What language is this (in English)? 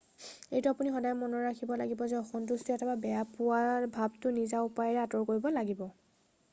Assamese